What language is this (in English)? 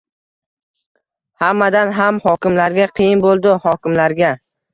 Uzbek